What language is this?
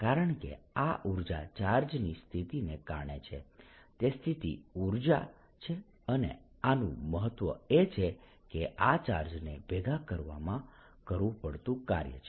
Gujarati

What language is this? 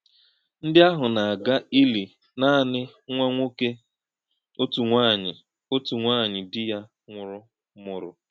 Igbo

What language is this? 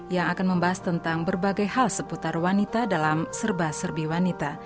Indonesian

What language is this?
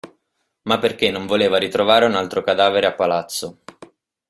Italian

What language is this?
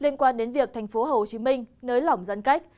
Vietnamese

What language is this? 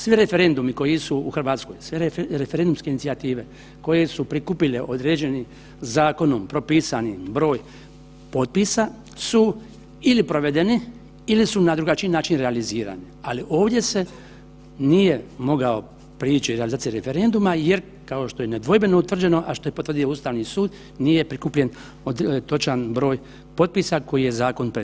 Croatian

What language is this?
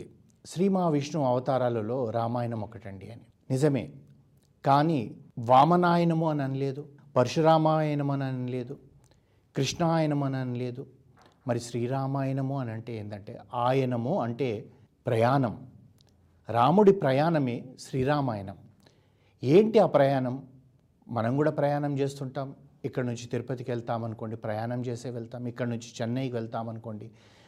Telugu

